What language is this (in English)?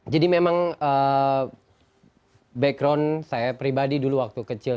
Indonesian